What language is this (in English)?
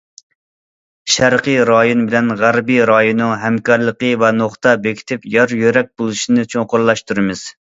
Uyghur